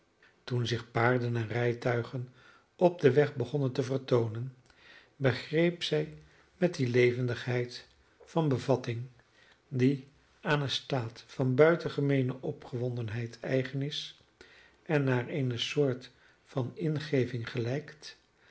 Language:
Dutch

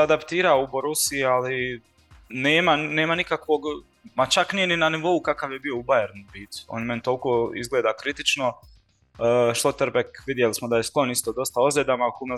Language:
Croatian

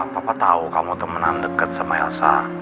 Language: Indonesian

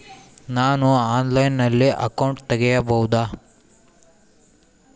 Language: Kannada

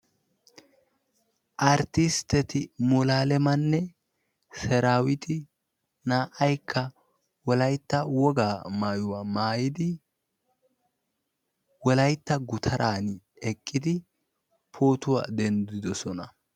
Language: Wolaytta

